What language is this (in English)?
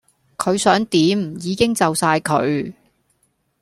Cantonese